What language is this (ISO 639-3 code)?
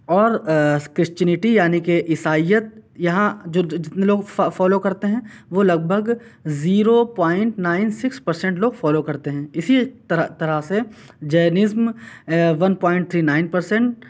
urd